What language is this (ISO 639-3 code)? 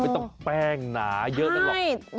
tha